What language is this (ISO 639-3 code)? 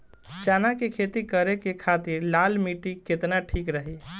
bho